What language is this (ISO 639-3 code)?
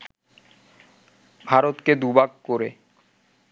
ben